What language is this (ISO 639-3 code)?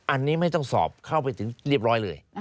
tha